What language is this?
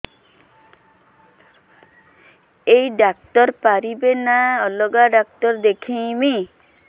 Odia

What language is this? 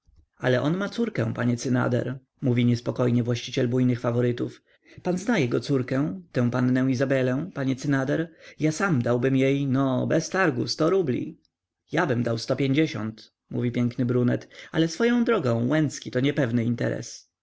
Polish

